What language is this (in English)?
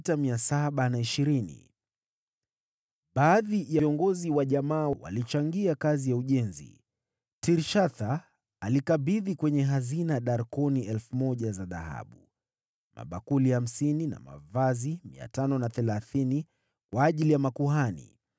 Swahili